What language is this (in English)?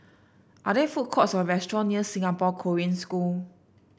English